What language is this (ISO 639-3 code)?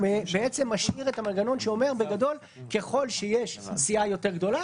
heb